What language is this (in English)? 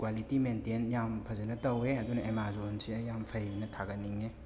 Manipuri